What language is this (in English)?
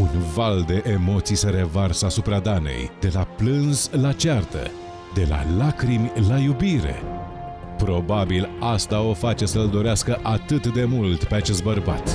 Romanian